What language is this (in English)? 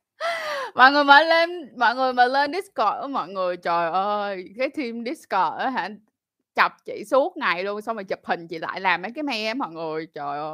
Vietnamese